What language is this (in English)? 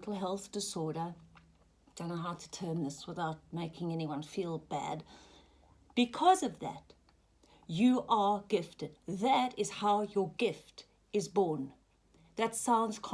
English